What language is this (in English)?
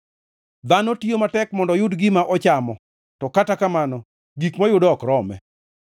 Luo (Kenya and Tanzania)